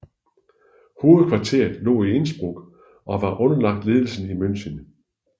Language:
Danish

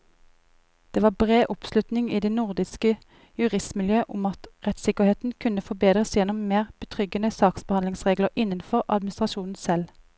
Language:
Norwegian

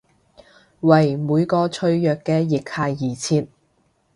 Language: Cantonese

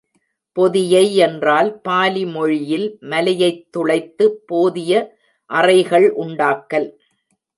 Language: Tamil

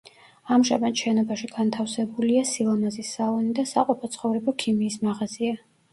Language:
Georgian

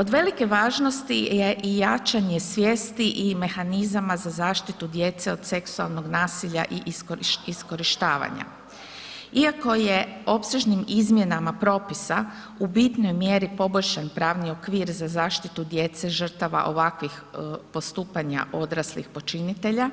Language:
Croatian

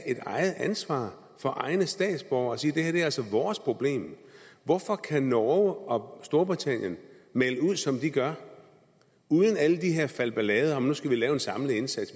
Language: Danish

